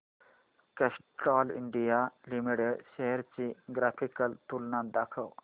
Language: Marathi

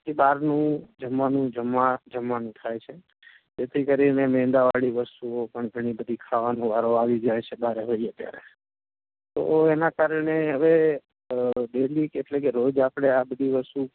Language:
Gujarati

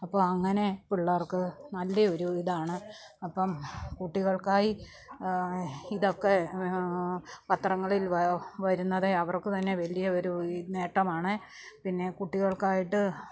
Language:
Malayalam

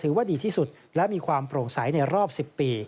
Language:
Thai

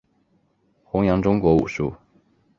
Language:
Chinese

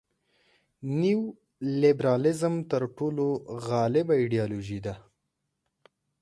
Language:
Pashto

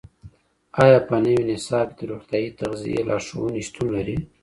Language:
Pashto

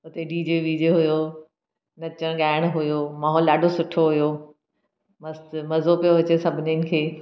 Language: Sindhi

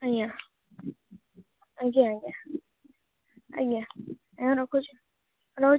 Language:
Odia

